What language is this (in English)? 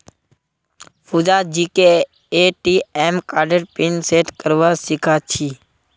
Magahi